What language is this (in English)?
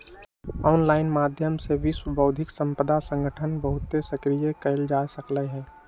Magahi